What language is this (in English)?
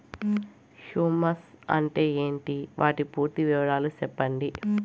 Telugu